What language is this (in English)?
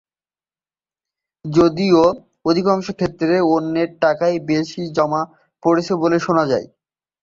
Bangla